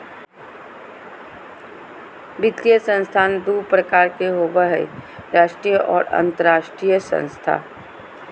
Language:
Magahi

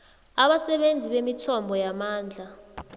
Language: South Ndebele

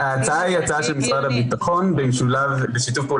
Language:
Hebrew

